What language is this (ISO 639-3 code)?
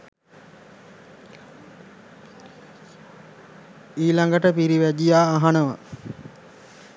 sin